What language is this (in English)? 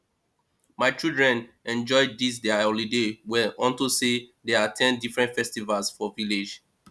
Nigerian Pidgin